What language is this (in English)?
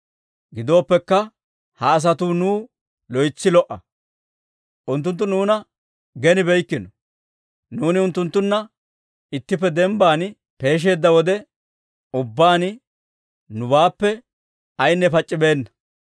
Dawro